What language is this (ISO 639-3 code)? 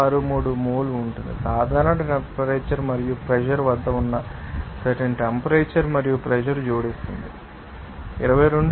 tel